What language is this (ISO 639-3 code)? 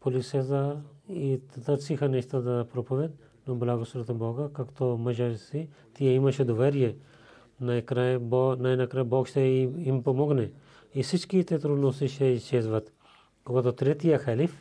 bul